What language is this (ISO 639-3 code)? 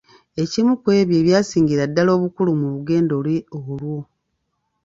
lug